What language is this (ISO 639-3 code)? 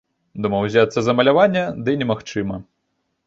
bel